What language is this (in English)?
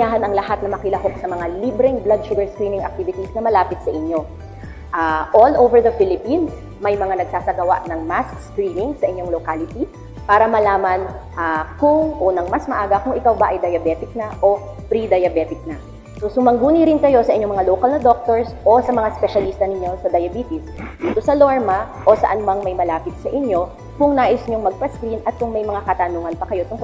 Filipino